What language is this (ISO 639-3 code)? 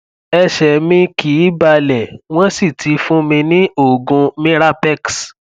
yor